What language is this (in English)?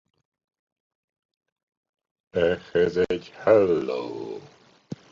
Hungarian